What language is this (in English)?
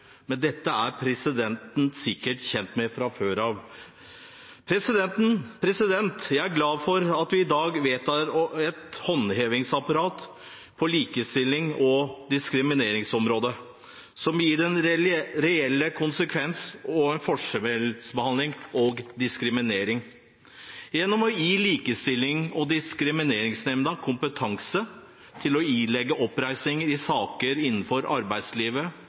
Norwegian Bokmål